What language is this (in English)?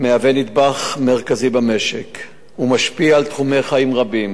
Hebrew